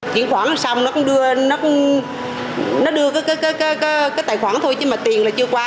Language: Vietnamese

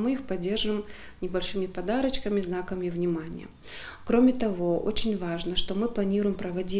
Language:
Russian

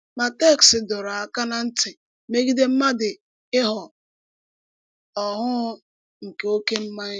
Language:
Igbo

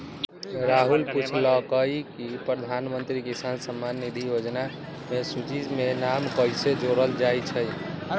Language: Magahi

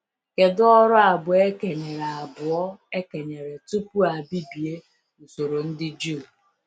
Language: Igbo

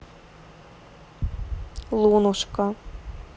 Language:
Russian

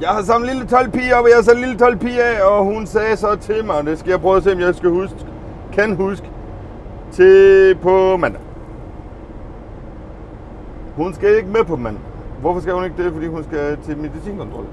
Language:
Danish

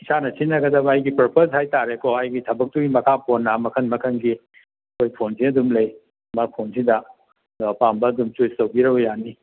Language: Manipuri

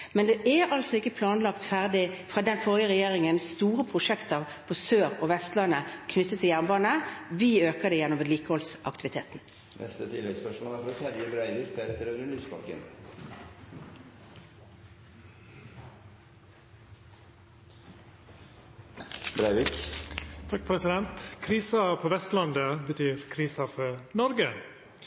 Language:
Norwegian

